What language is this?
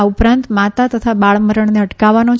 Gujarati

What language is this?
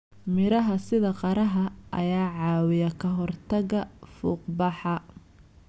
Somali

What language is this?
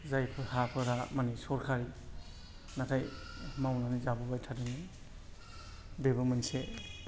Bodo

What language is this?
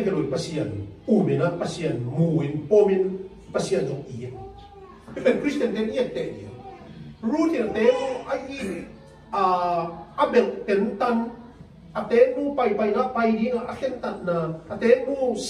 Thai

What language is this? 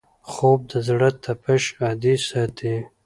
Pashto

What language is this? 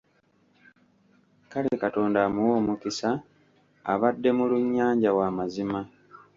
Ganda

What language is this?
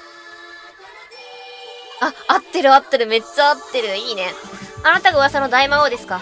Japanese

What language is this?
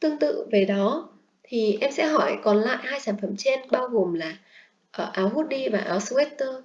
Vietnamese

